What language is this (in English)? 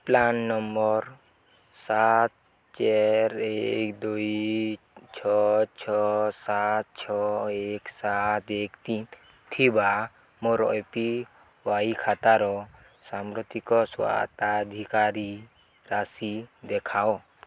Odia